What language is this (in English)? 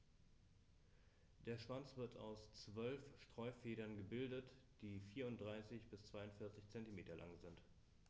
German